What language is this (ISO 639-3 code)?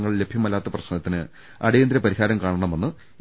mal